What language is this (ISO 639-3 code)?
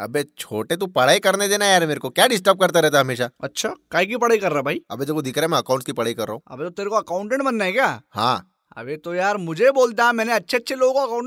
hin